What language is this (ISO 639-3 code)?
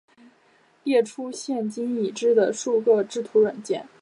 zho